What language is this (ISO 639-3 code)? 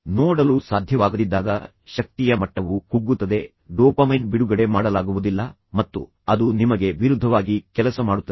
kan